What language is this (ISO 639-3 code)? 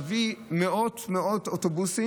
heb